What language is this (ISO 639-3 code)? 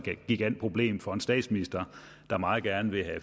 dan